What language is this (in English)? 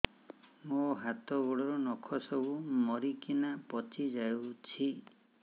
Odia